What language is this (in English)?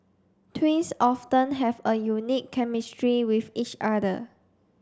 English